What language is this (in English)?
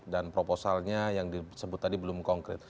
Indonesian